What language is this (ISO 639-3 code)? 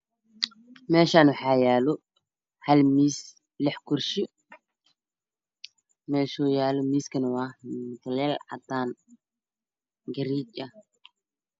som